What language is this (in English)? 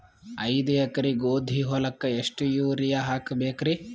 Kannada